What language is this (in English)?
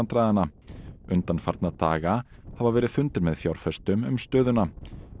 Icelandic